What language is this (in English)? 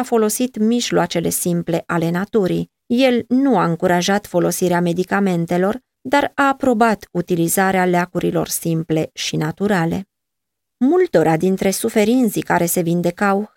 Romanian